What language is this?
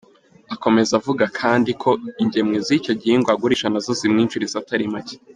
Kinyarwanda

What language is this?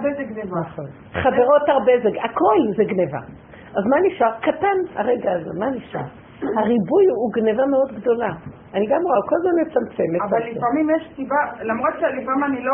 Hebrew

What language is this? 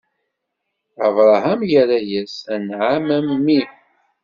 Kabyle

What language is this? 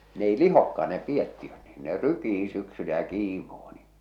Finnish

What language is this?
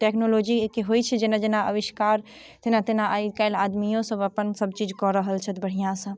Maithili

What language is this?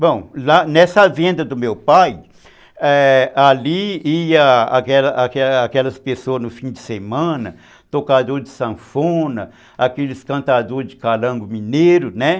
Portuguese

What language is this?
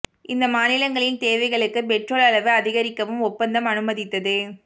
Tamil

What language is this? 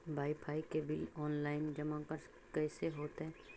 Magahi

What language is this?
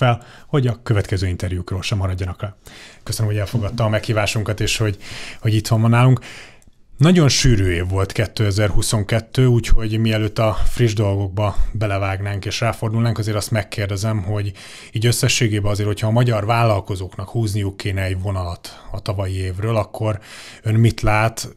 Hungarian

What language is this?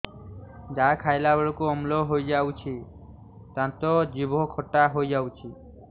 Odia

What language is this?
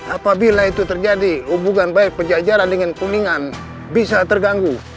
Indonesian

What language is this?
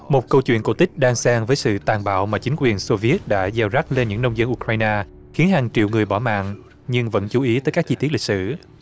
Vietnamese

